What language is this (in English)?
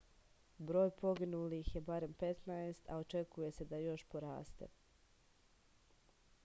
Serbian